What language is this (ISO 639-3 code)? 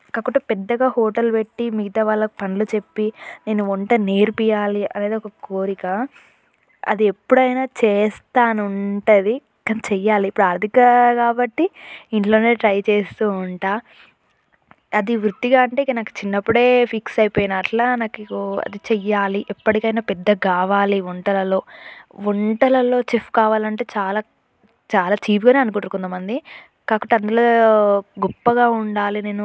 tel